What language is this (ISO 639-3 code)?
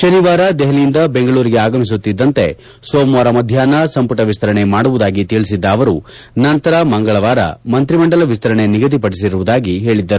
kan